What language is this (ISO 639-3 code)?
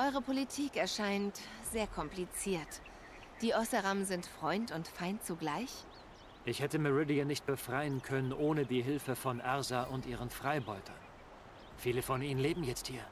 deu